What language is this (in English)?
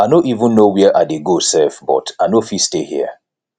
Nigerian Pidgin